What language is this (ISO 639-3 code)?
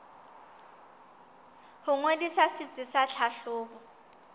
sot